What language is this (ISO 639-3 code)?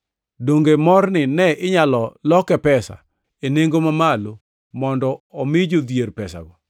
luo